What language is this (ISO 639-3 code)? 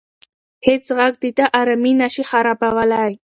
pus